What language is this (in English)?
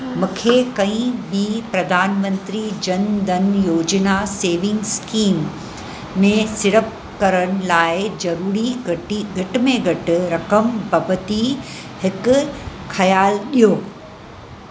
Sindhi